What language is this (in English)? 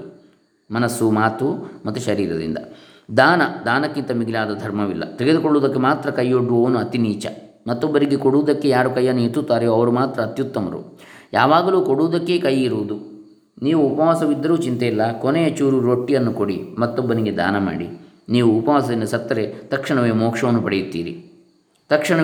Kannada